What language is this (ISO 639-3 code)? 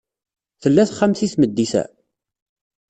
kab